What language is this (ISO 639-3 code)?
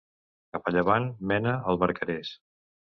cat